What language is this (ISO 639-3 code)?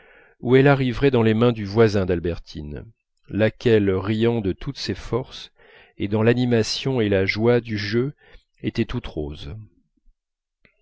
fra